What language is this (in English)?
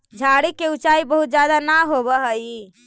Magahi